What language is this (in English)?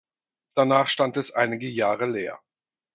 German